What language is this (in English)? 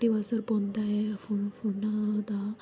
Dogri